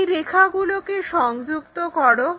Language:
Bangla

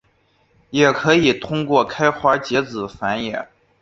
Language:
Chinese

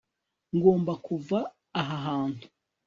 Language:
Kinyarwanda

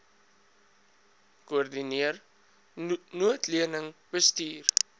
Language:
Afrikaans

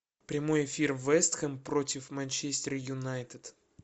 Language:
Russian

